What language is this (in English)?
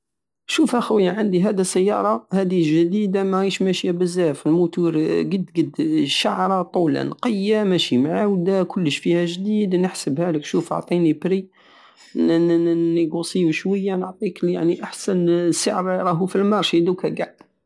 Algerian Saharan Arabic